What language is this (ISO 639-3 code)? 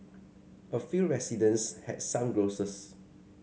eng